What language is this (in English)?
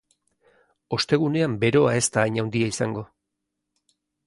Basque